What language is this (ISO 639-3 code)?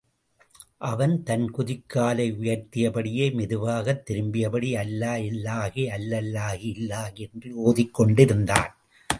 tam